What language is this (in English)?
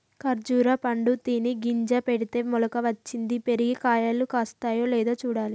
Telugu